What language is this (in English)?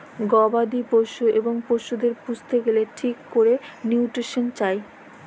Bangla